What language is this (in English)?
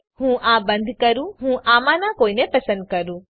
Gujarati